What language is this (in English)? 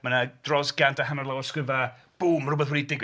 Welsh